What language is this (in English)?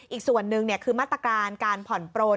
Thai